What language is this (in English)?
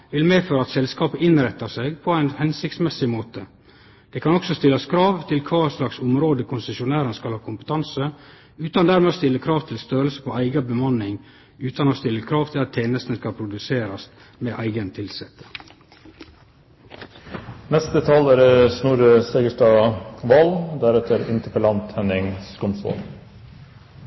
Norwegian